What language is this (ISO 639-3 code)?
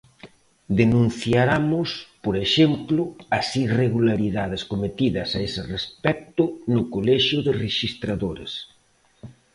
glg